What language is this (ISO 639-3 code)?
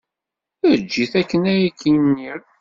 kab